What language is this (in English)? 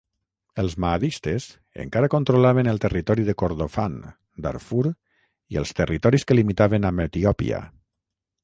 Catalan